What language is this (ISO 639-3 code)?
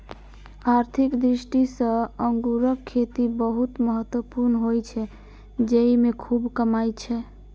mai